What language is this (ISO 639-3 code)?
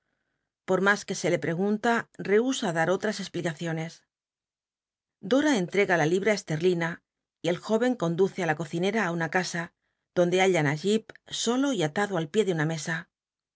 spa